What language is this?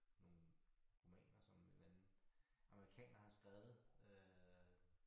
Danish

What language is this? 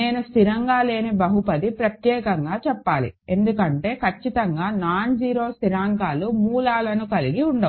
Telugu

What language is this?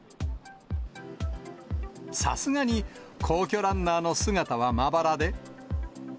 Japanese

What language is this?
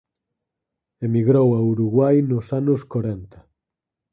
Galician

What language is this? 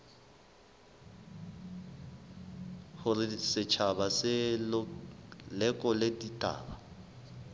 Southern Sotho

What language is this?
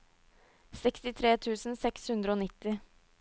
Norwegian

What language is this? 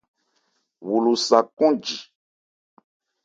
Ebrié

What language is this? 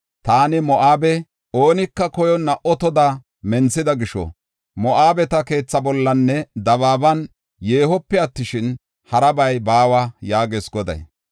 Gofa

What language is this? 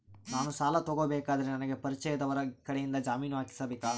Kannada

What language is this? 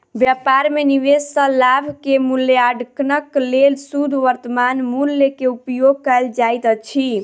Maithili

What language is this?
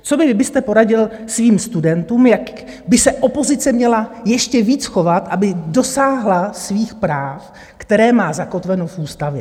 Czech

